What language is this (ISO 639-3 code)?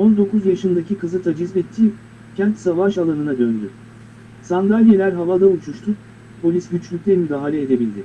tur